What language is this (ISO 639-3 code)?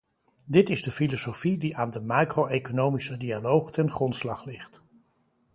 nld